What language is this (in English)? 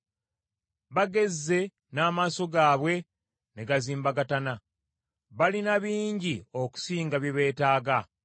Ganda